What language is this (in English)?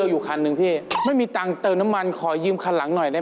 Thai